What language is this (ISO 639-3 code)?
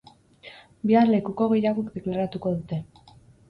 eus